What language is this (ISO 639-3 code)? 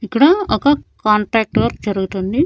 tel